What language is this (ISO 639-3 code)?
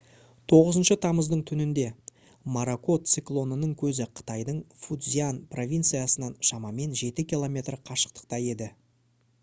kaz